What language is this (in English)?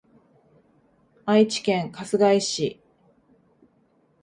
Japanese